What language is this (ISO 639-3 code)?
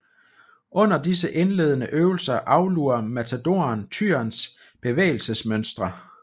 dan